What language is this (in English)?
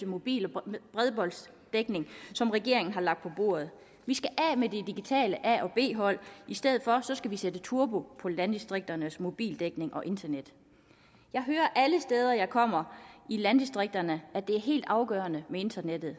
Danish